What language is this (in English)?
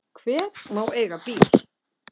Icelandic